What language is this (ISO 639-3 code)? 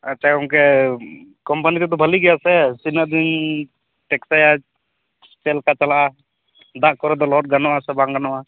sat